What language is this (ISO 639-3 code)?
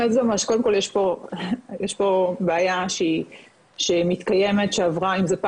heb